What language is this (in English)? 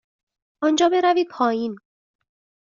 Persian